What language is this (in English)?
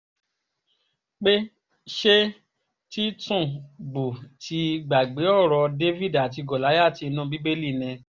Yoruba